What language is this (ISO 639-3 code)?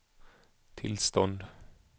swe